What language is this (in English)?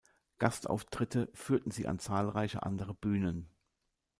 German